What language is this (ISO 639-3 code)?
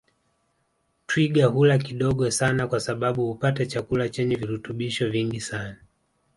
swa